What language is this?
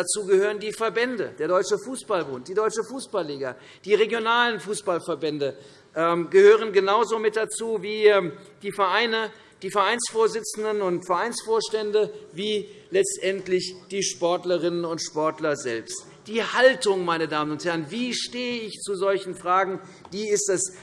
German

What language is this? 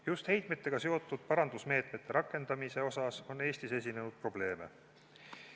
Estonian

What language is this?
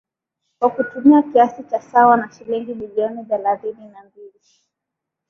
Swahili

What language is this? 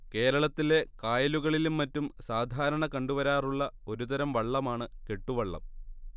Malayalam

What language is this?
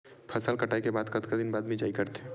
Chhattisgarhi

